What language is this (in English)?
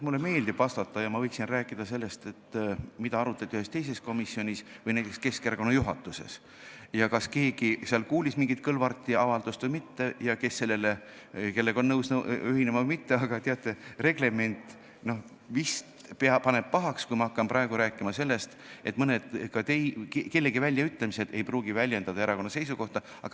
Estonian